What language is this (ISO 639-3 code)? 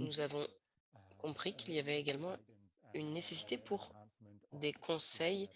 fra